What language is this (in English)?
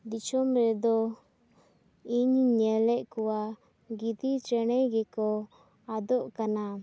Santali